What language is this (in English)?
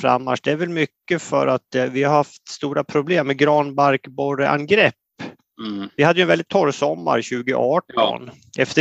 Swedish